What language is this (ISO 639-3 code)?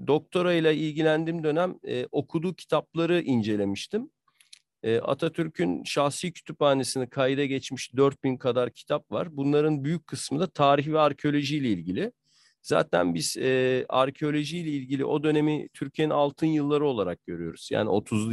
tur